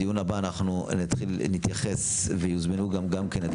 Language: Hebrew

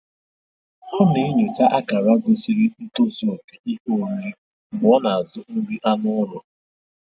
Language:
Igbo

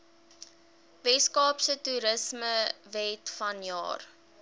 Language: Afrikaans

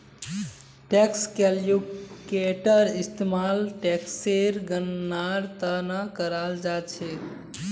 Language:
Magahi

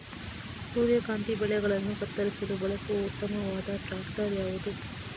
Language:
Kannada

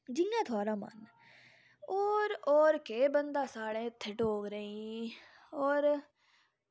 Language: Dogri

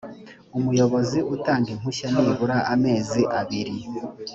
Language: Kinyarwanda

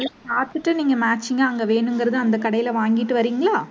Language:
Tamil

